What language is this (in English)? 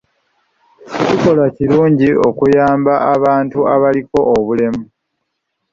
Ganda